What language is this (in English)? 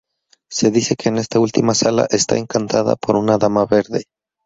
Spanish